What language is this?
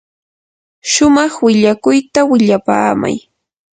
Yanahuanca Pasco Quechua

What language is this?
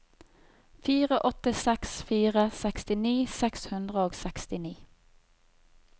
Norwegian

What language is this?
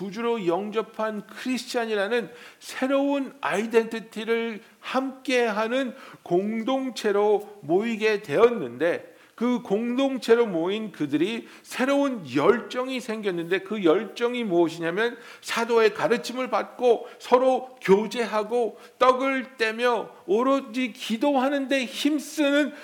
Korean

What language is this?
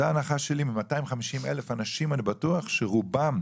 Hebrew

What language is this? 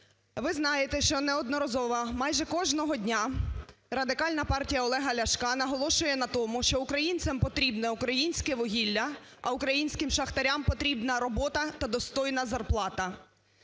Ukrainian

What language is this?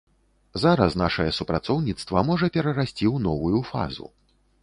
Belarusian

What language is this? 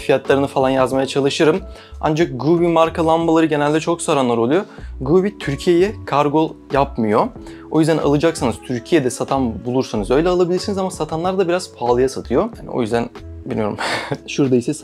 Turkish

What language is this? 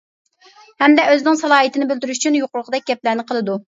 Uyghur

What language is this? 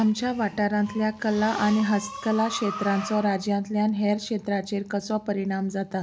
Konkani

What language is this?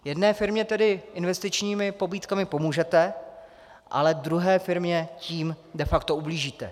Czech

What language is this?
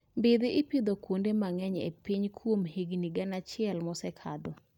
Luo (Kenya and Tanzania)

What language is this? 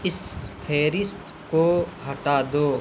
Urdu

